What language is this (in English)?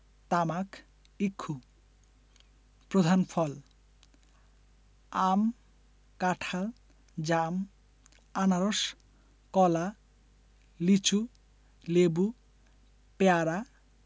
Bangla